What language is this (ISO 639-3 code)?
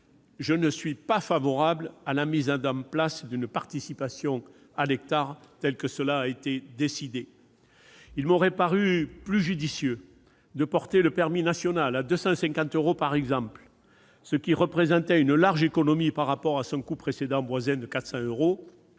fra